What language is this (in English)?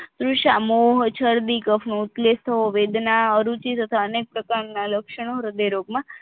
Gujarati